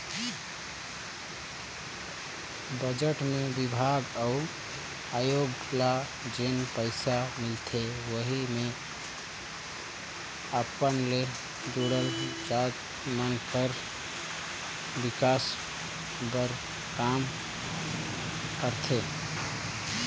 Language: Chhattisgarhi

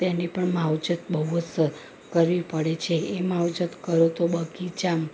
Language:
Gujarati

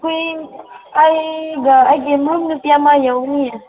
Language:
Manipuri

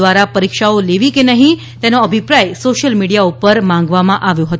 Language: Gujarati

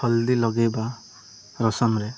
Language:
Odia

